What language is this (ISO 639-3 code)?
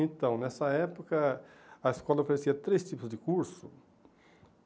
por